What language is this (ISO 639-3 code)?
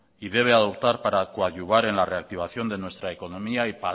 spa